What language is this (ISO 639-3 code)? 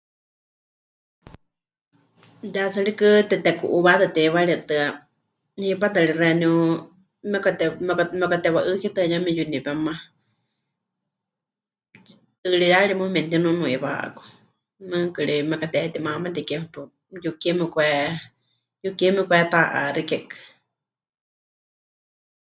hch